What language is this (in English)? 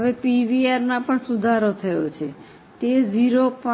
Gujarati